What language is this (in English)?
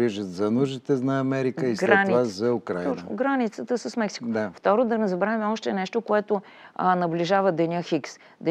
Bulgarian